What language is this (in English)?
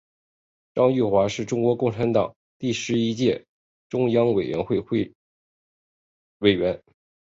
Chinese